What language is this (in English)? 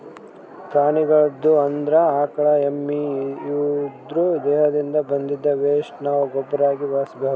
Kannada